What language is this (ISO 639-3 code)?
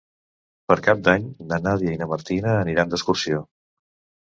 cat